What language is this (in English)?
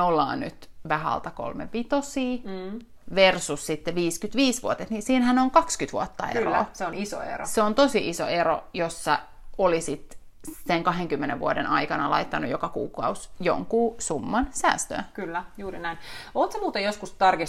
Finnish